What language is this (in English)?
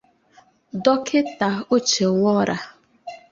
Igbo